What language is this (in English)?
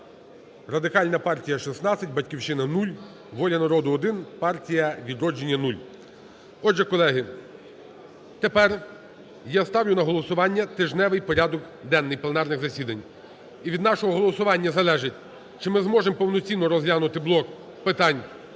Ukrainian